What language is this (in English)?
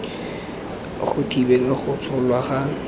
Tswana